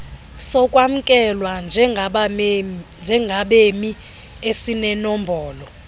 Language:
Xhosa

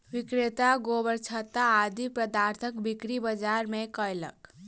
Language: Maithili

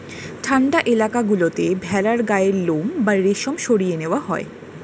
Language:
Bangla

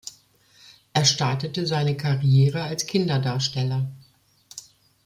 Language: German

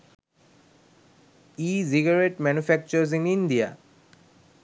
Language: Sinhala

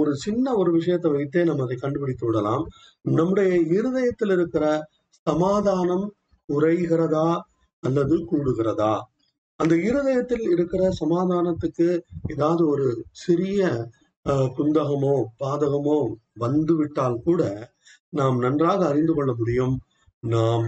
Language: Tamil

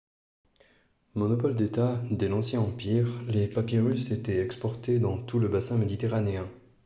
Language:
French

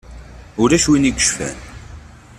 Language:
Kabyle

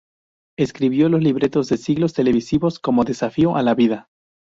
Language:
Spanish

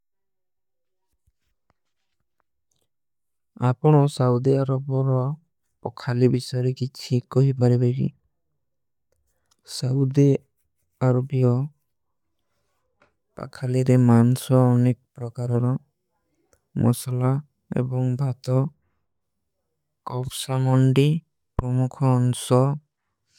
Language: Kui (India)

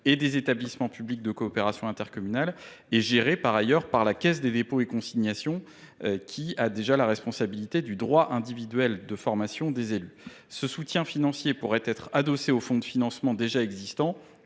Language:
French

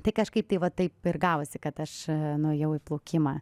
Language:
Lithuanian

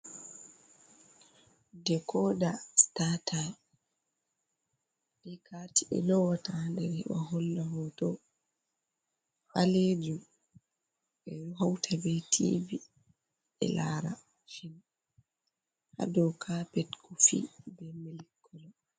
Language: Fula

